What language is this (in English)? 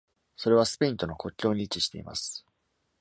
Japanese